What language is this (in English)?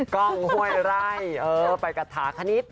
Thai